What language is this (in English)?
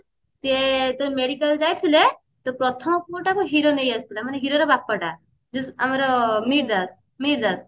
Odia